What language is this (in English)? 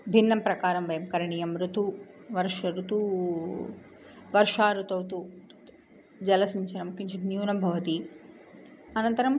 Sanskrit